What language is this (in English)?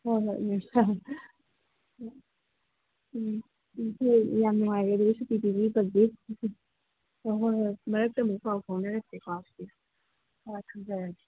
Manipuri